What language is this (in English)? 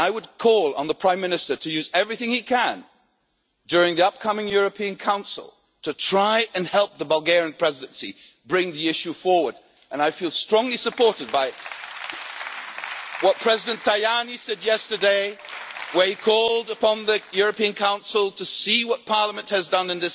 English